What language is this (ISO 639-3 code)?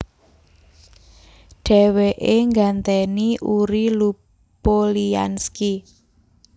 jav